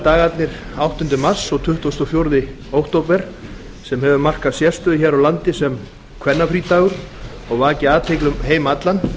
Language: Icelandic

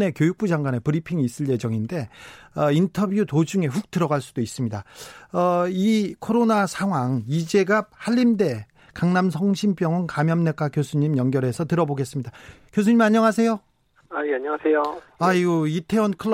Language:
Korean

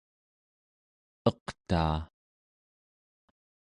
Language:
Central Yupik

